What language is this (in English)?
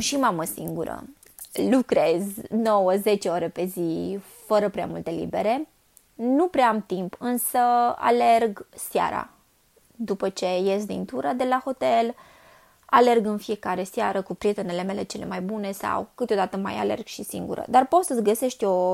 Romanian